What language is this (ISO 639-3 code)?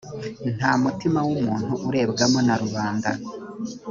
kin